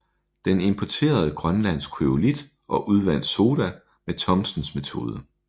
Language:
Danish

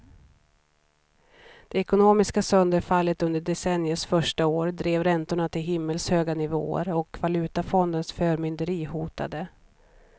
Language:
Swedish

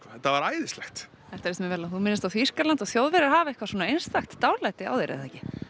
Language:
Icelandic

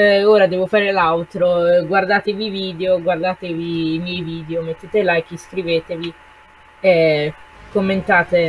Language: Italian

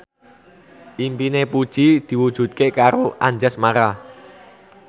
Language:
Javanese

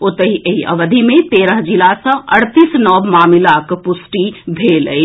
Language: Maithili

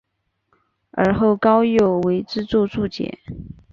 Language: Chinese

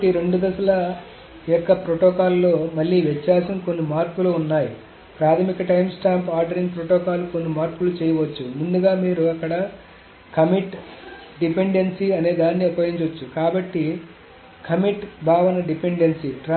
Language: Telugu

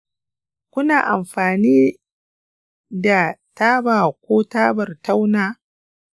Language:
Hausa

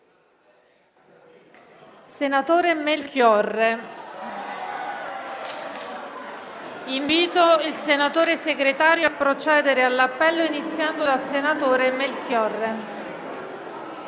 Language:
Italian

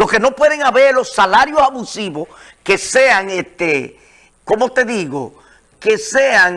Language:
Spanish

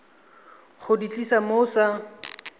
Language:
Tswana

